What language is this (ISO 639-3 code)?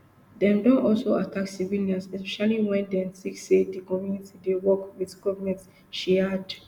pcm